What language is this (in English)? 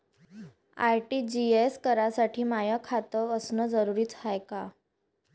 Marathi